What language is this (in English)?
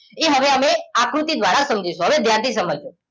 Gujarati